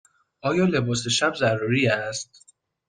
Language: Persian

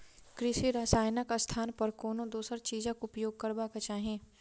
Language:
Maithili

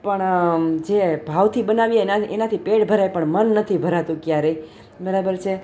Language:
Gujarati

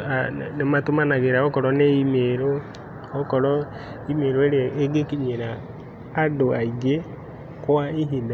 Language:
Kikuyu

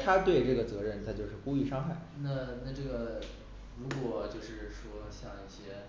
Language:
Chinese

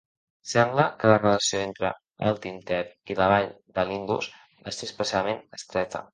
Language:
Catalan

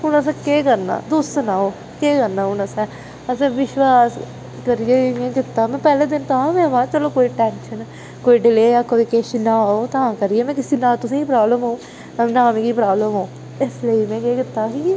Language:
Dogri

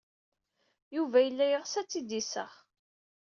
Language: Kabyle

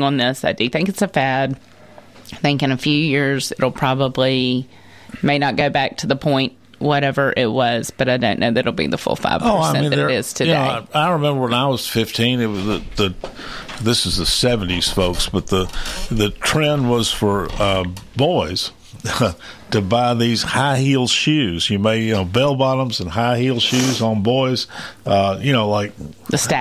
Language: English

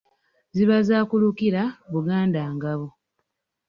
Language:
Ganda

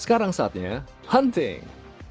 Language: Indonesian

